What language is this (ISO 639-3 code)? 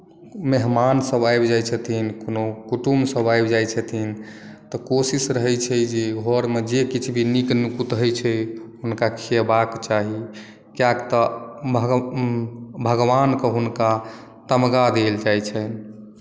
mai